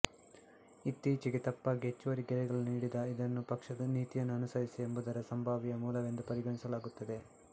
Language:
Kannada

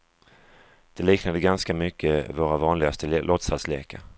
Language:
Swedish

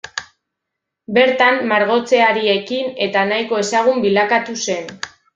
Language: Basque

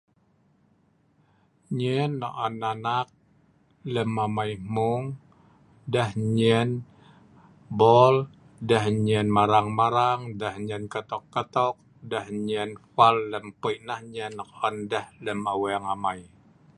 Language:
Sa'ban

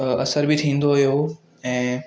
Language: Sindhi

